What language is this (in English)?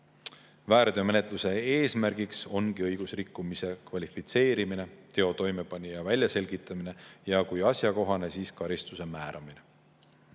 Estonian